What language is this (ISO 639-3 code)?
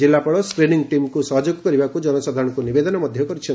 ori